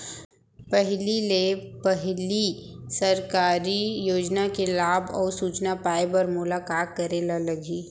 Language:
Chhattisgarhi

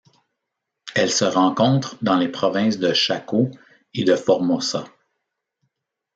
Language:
French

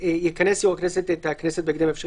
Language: Hebrew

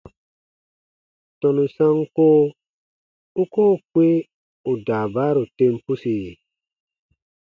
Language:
Baatonum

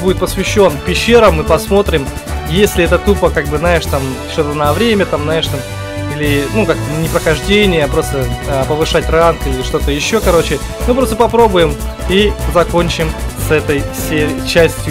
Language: Russian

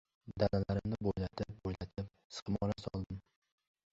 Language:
Uzbek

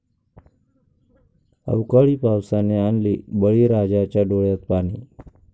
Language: Marathi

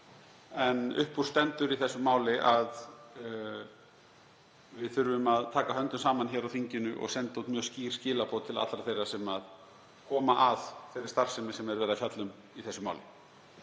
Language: Icelandic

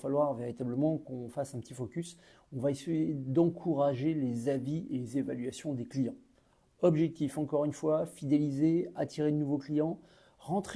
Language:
French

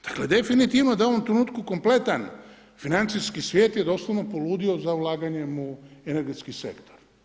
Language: Croatian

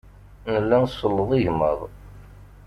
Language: Kabyle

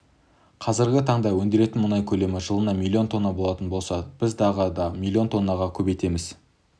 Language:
Kazakh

